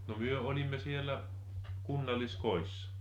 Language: Finnish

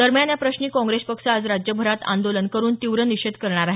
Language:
Marathi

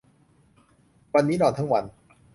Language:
Thai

